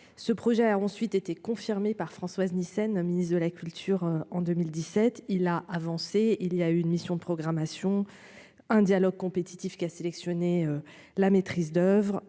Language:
French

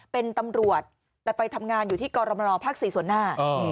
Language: Thai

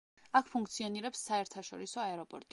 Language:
Georgian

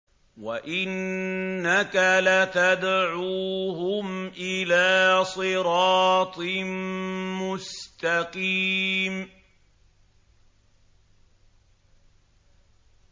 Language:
Arabic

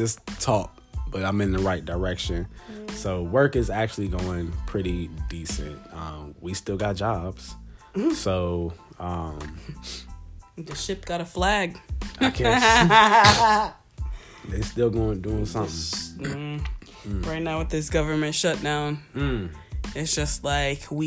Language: English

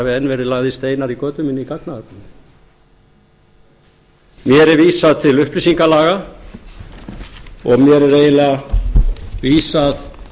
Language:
Icelandic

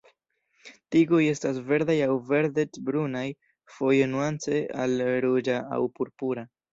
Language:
Esperanto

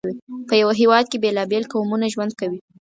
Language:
Pashto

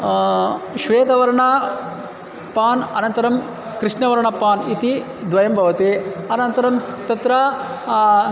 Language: Sanskrit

